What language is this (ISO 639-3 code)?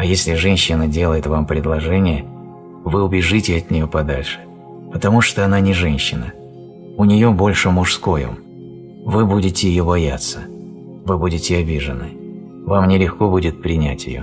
rus